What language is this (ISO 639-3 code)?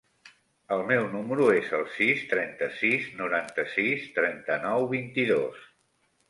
cat